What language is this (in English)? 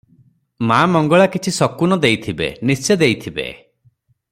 Odia